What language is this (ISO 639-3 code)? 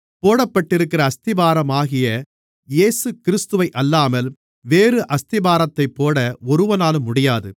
tam